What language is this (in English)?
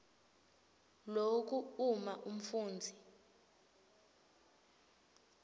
Swati